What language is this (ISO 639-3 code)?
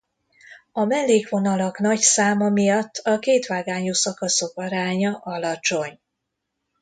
hun